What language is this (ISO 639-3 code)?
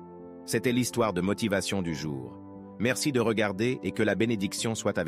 fra